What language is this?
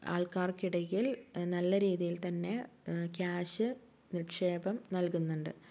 Malayalam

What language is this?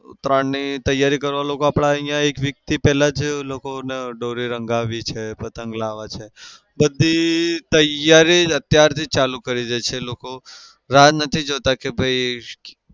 Gujarati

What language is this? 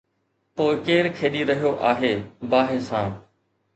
Sindhi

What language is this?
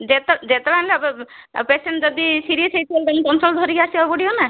Odia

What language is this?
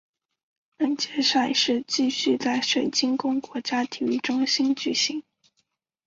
Chinese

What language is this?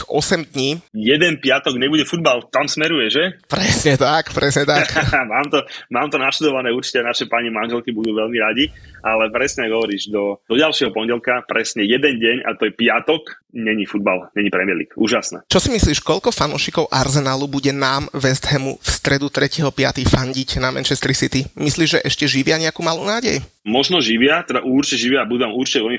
Slovak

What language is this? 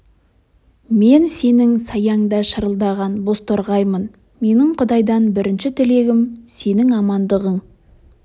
Kazakh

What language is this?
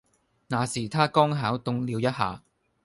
Cantonese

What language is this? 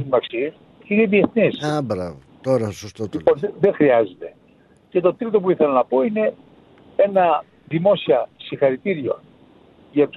Greek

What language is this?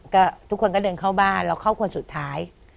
Thai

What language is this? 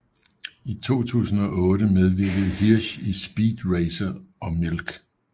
Danish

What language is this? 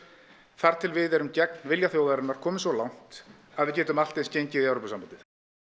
Icelandic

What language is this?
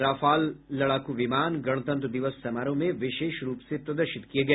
Hindi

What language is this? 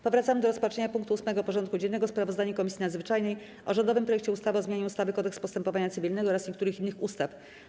Polish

